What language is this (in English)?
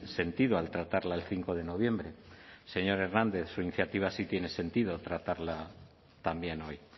Spanish